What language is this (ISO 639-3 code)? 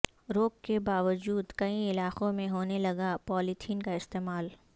urd